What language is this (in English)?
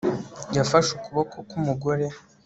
Kinyarwanda